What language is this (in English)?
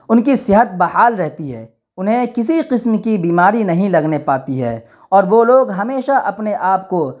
Urdu